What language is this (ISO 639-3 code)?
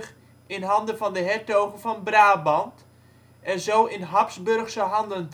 nld